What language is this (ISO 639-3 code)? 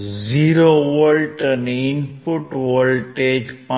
guj